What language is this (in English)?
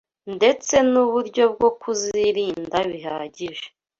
Kinyarwanda